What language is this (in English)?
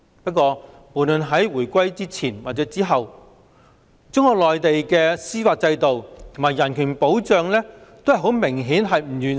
Cantonese